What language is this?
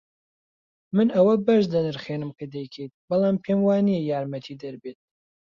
Central Kurdish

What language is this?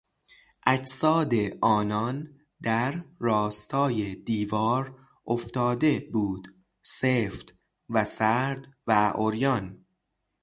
Persian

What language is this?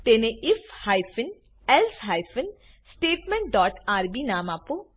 Gujarati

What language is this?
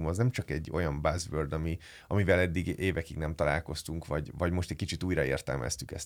Hungarian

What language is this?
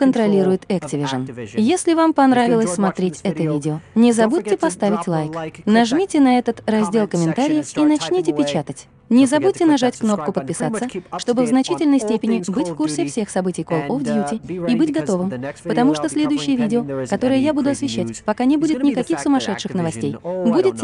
Russian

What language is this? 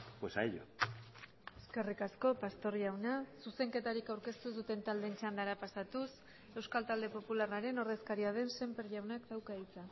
Basque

